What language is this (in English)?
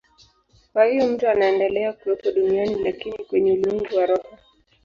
Swahili